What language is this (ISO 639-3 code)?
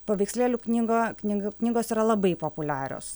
lit